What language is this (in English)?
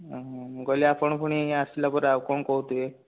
Odia